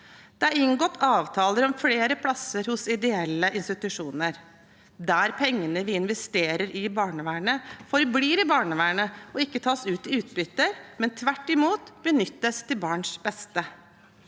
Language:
Norwegian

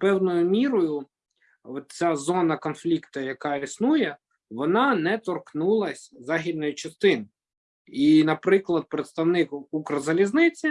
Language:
Ukrainian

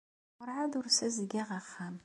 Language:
Kabyle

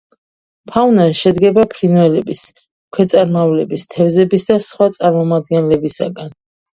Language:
Georgian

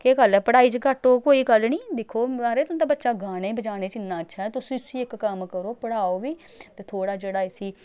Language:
Dogri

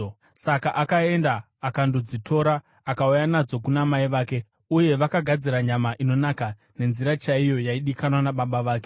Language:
Shona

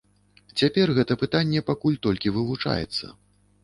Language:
Belarusian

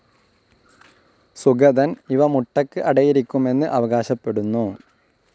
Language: Malayalam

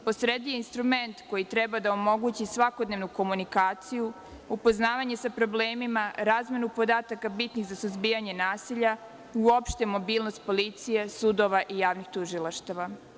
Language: Serbian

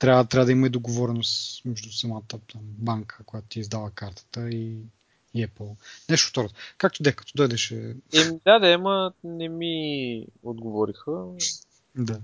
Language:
Bulgarian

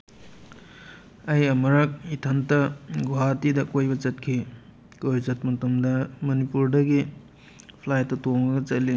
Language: Manipuri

